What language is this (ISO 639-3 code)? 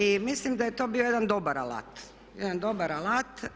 hrv